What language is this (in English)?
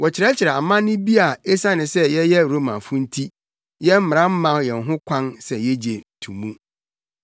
Akan